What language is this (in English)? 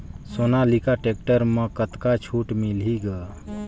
Chhattisgarhi